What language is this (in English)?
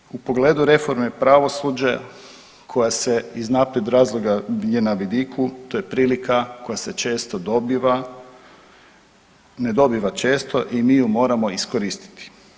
Croatian